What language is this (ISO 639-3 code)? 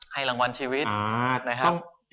tha